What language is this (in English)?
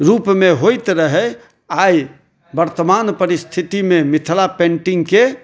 Maithili